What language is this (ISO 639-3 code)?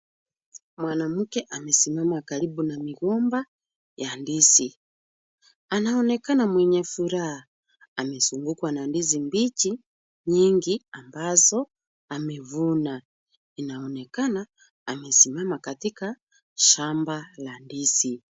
swa